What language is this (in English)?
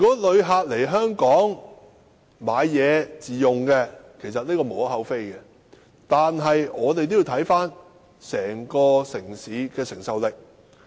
Cantonese